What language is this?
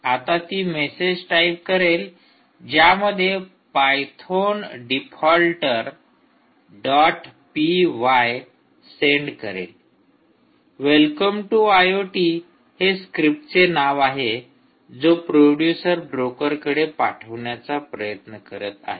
Marathi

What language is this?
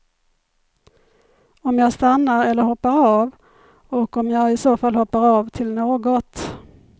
Swedish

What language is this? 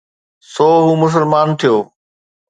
Sindhi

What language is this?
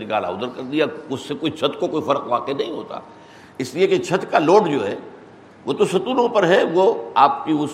Urdu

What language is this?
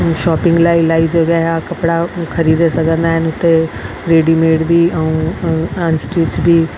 Sindhi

